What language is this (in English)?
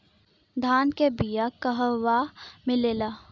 Bhojpuri